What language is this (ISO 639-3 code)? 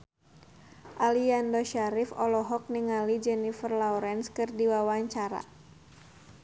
sun